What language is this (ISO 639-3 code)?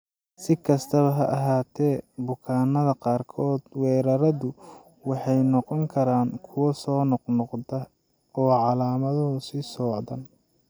som